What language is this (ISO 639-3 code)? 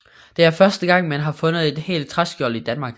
dan